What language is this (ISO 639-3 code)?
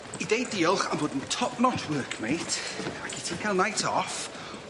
cym